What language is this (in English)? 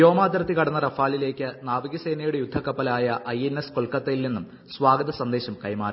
Malayalam